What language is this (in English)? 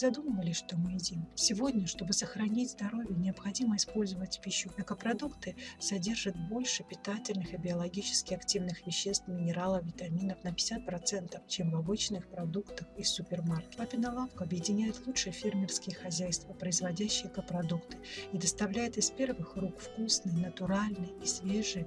Russian